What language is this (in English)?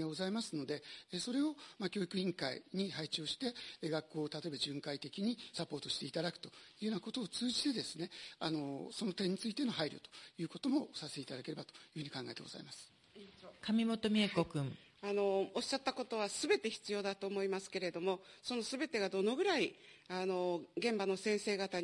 Japanese